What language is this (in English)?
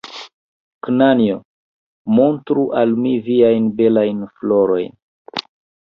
Esperanto